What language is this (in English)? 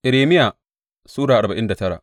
Hausa